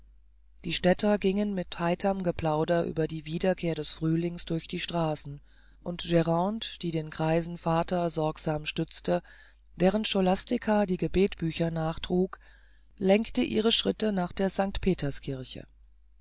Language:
German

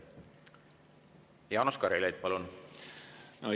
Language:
Estonian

